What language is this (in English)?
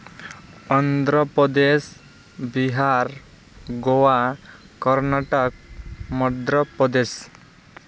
Santali